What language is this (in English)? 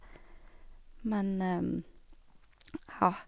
Norwegian